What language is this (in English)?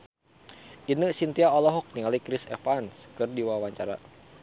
Sundanese